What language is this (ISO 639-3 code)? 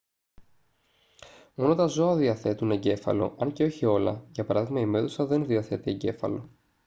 ell